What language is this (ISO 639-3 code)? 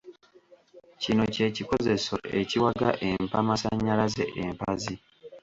lug